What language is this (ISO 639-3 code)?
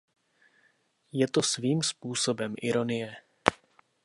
ces